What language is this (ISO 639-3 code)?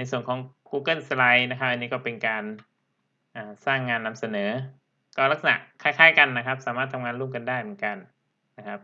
tha